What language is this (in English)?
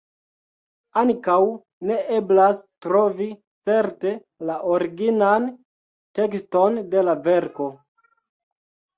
Esperanto